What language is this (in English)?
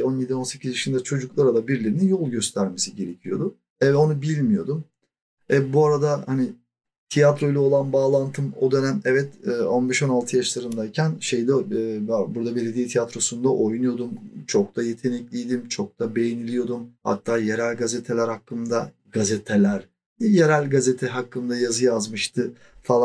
Turkish